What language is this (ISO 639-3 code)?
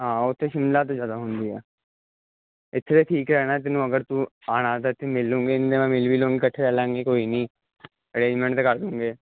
pan